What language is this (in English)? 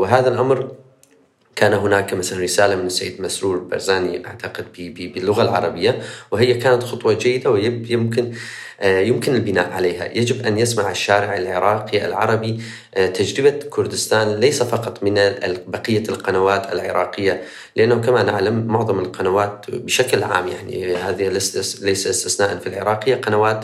Arabic